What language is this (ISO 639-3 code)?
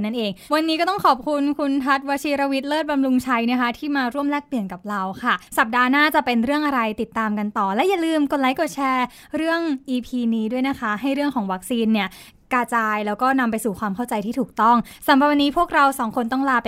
tha